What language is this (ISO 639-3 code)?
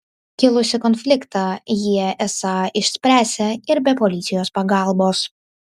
lit